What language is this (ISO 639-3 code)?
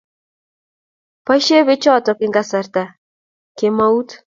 kln